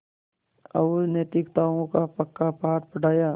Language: Hindi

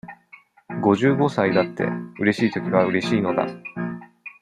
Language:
Japanese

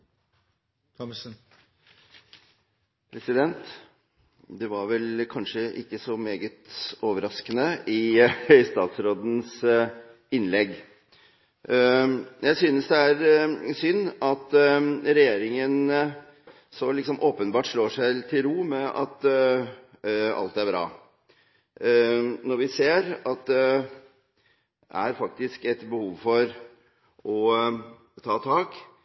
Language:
Norwegian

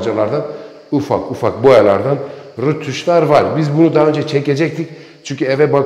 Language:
Turkish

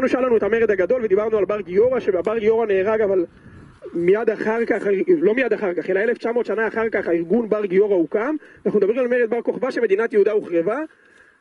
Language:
Hebrew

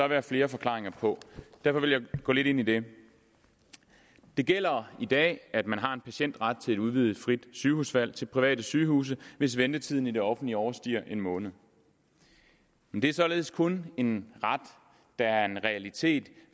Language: Danish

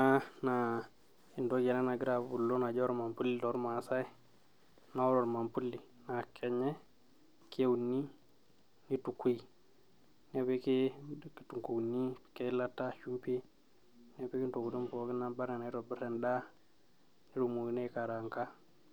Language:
Masai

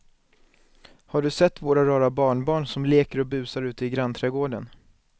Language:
Swedish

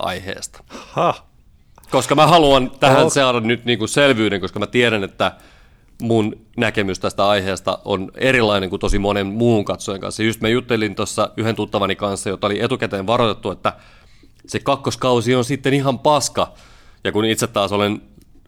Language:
Finnish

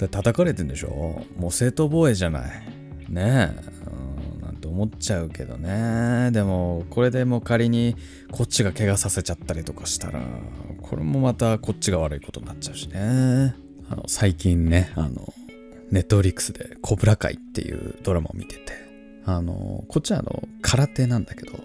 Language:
Japanese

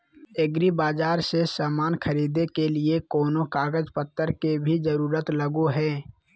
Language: Magahi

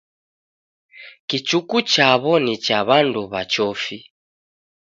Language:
Taita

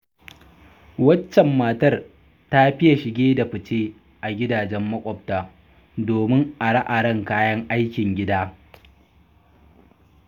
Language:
Hausa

